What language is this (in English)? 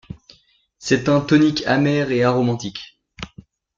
French